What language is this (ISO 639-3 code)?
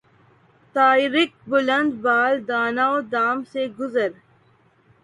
urd